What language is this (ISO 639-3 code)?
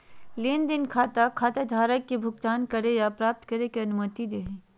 mag